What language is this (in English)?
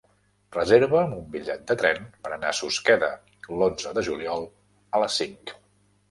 Catalan